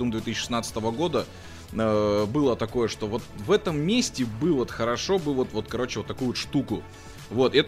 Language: Russian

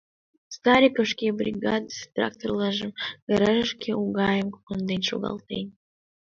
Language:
Mari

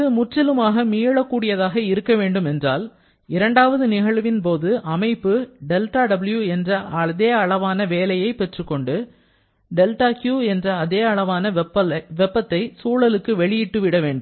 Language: Tamil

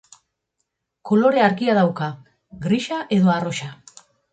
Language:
Basque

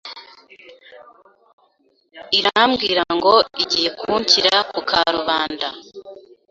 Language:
Kinyarwanda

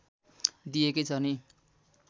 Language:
Nepali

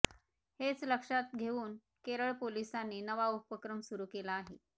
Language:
Marathi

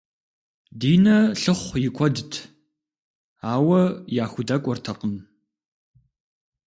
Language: Kabardian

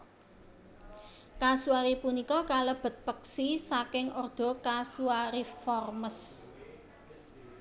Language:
Javanese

